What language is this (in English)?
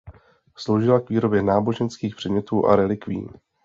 Czech